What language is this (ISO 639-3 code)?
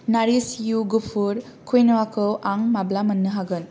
brx